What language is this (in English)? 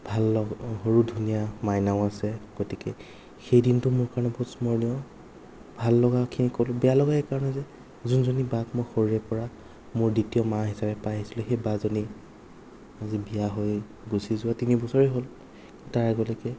Assamese